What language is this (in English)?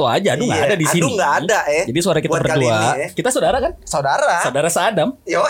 Indonesian